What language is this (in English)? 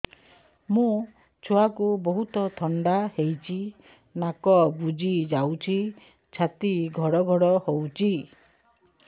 Odia